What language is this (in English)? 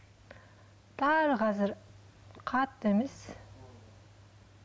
Kazakh